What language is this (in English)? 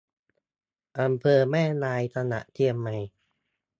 Thai